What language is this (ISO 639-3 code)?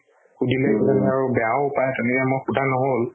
asm